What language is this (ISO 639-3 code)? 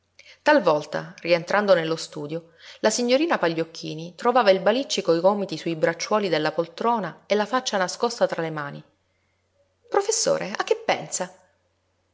ita